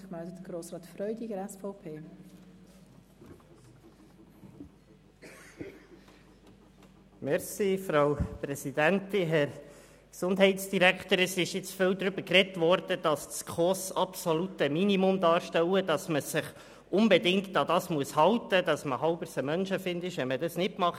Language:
Swiss German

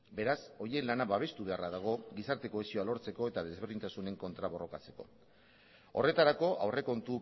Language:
Basque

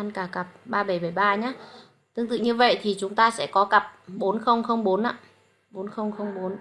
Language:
Vietnamese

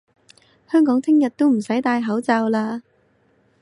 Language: Cantonese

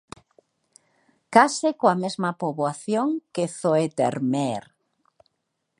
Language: Galician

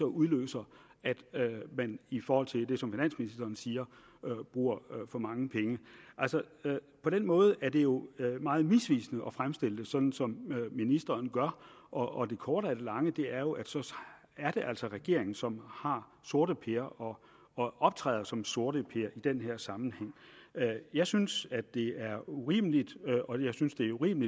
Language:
Danish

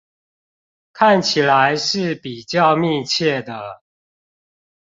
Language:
Chinese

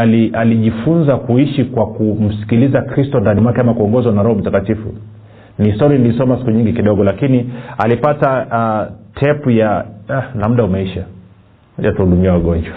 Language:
Swahili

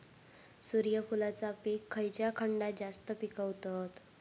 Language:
Marathi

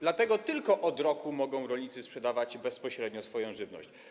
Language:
Polish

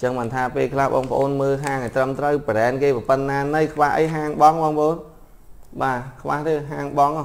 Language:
Vietnamese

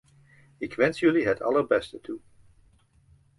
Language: Dutch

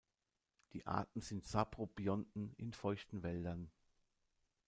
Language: German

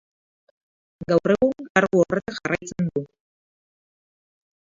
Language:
Basque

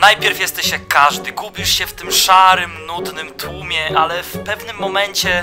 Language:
Polish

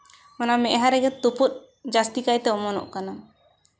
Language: Santali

